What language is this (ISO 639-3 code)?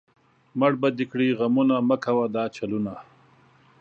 pus